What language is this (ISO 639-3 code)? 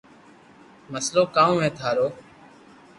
lrk